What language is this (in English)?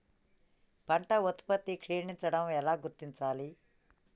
Telugu